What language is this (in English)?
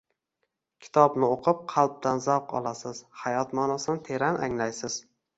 Uzbek